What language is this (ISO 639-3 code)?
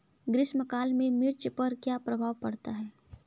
hin